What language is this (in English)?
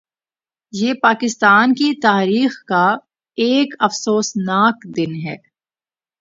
Urdu